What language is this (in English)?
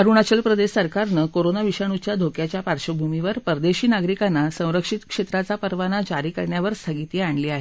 Marathi